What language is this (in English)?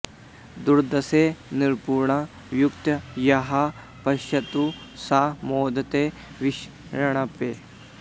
Sanskrit